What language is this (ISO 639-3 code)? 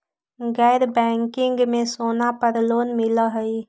mag